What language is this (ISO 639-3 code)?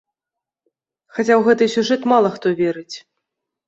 bel